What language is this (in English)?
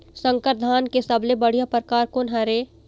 Chhattisgarhi